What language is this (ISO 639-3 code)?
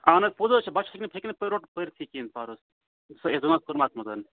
kas